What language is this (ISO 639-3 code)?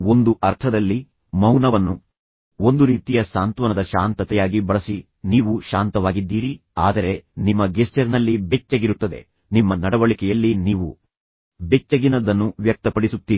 kan